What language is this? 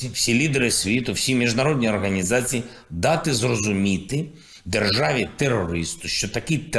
Ukrainian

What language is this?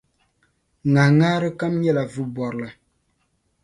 Dagbani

